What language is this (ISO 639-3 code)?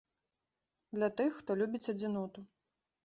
bel